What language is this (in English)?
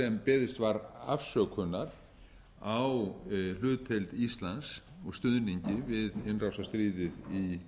Icelandic